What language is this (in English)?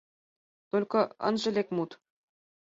Mari